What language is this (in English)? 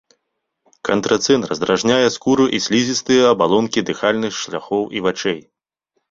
Belarusian